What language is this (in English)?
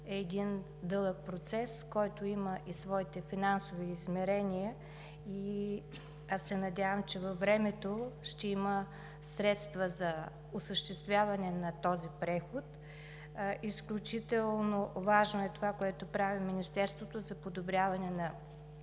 Bulgarian